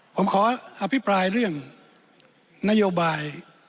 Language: Thai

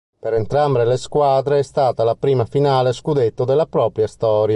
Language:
Italian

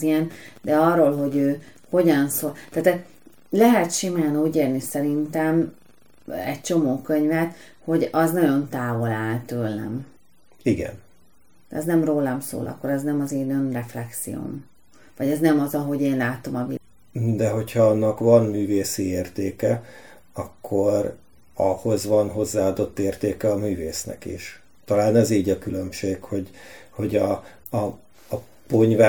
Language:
Hungarian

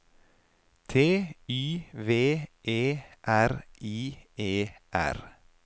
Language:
Norwegian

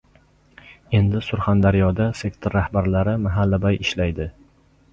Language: Uzbek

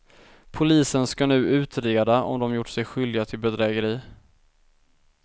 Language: Swedish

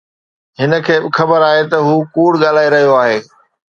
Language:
Sindhi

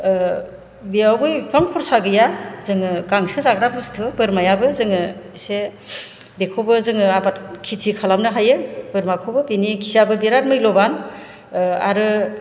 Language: Bodo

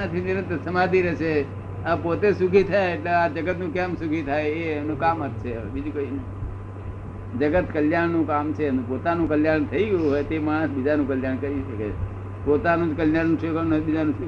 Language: Gujarati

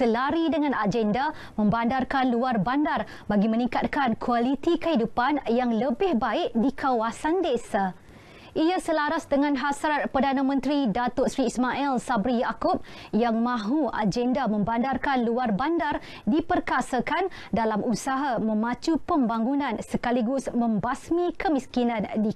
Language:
Malay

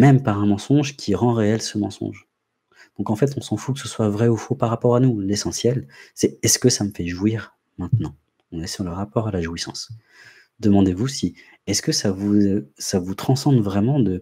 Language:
French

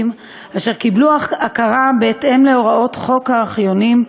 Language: Hebrew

